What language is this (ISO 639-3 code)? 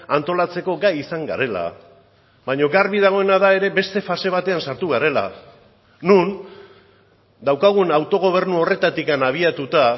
eus